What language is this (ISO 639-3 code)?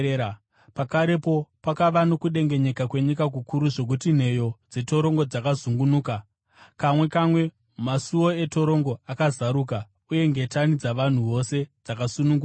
sna